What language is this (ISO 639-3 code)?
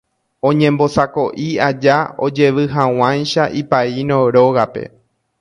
grn